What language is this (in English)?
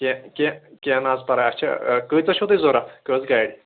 Kashmiri